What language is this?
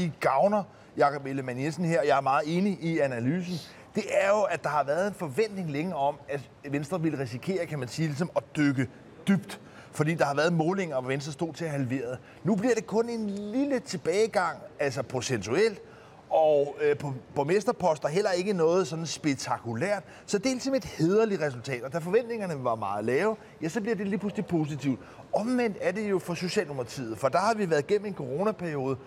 Danish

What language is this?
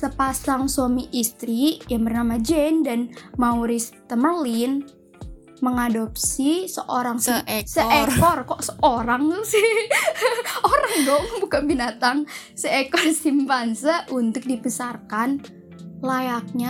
Indonesian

